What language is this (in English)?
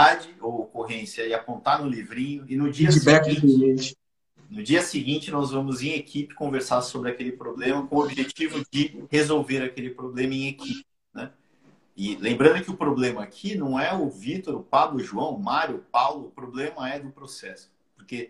Portuguese